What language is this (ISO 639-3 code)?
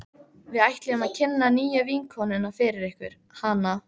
isl